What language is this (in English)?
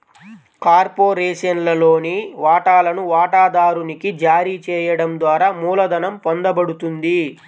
Telugu